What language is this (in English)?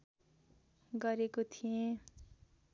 Nepali